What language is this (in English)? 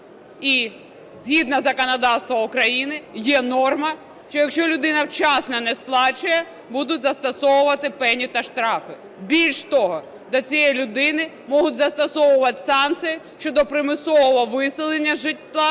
Ukrainian